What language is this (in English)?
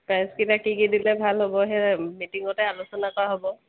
Assamese